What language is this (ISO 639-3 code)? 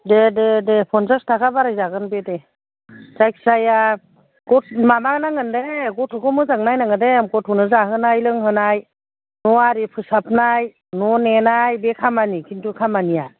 brx